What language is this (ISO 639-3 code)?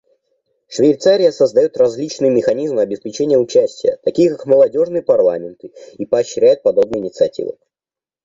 rus